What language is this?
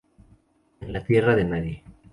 Spanish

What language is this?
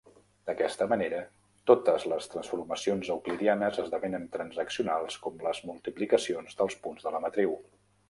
Catalan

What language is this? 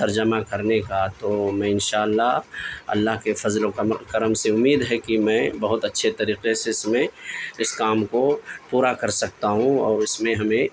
Urdu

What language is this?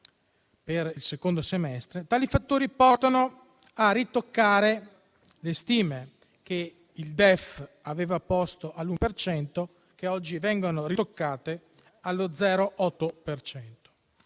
Italian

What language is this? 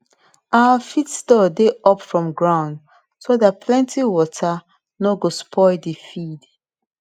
Nigerian Pidgin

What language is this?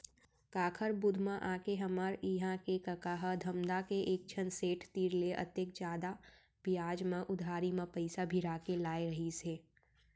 Chhattisgarhi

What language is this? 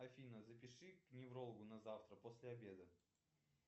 Russian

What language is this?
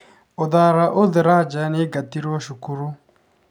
Kikuyu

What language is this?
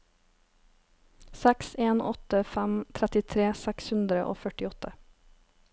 Norwegian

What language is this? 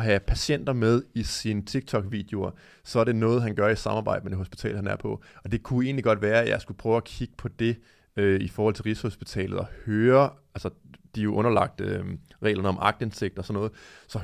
Danish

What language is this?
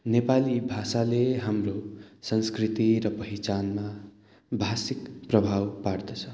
Nepali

